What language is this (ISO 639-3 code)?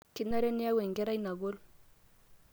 mas